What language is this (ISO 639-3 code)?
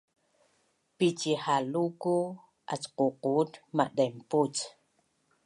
bnn